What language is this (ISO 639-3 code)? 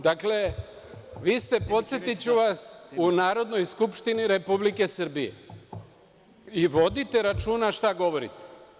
srp